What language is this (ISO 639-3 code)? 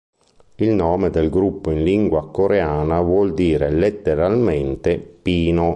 ita